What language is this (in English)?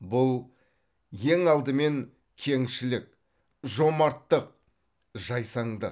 Kazakh